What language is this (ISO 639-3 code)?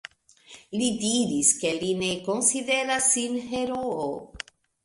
epo